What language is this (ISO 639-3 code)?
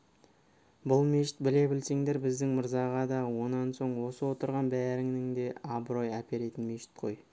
kaz